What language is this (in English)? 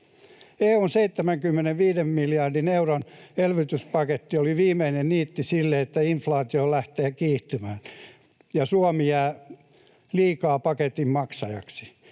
Finnish